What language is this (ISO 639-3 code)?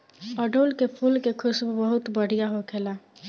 bho